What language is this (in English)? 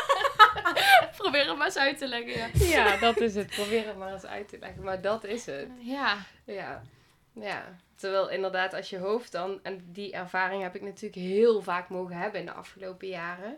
Dutch